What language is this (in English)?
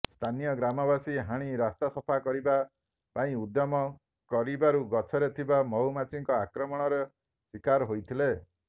Odia